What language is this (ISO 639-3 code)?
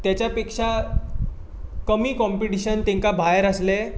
kok